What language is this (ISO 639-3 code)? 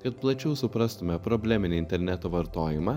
lit